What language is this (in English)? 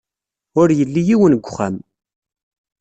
Kabyle